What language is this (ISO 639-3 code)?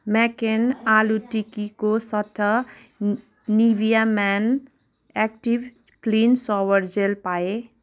nep